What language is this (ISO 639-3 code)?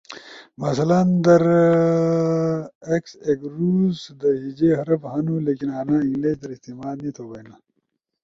ush